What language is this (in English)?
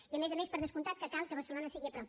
Catalan